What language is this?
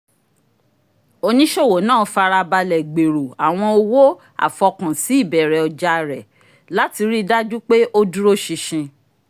Yoruba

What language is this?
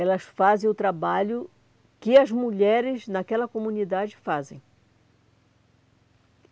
Portuguese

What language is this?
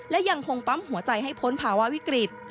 Thai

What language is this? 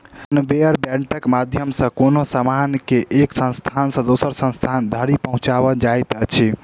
Maithili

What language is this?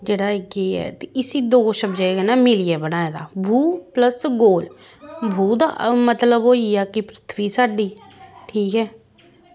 Dogri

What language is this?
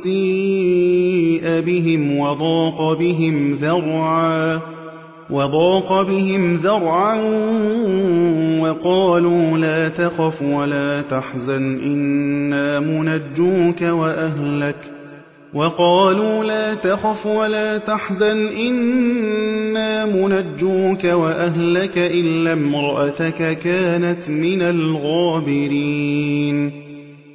Arabic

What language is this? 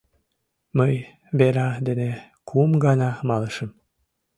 Mari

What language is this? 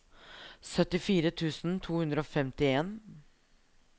Norwegian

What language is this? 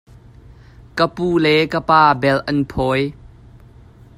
Hakha Chin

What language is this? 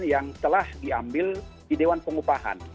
Indonesian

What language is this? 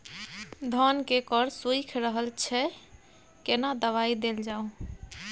Maithili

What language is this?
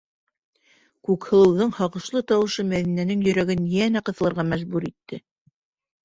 Bashkir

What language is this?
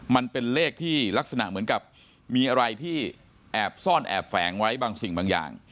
Thai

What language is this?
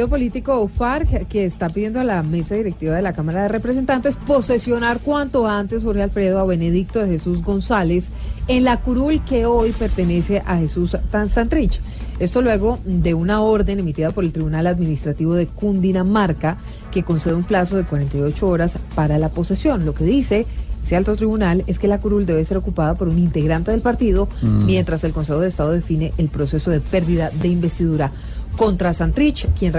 Spanish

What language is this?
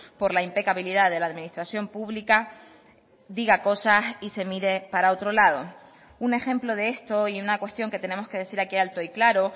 Spanish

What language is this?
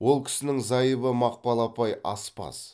Kazakh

